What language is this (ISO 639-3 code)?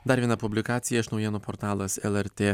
lit